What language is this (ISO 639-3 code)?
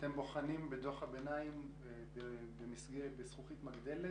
heb